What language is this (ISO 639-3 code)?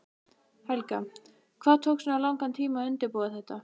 isl